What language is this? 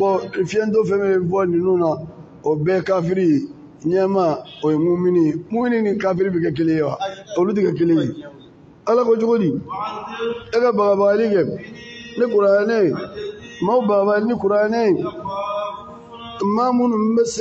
Arabic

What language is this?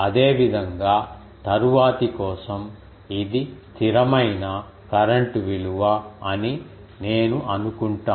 Telugu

